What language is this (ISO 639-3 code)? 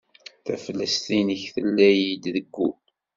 kab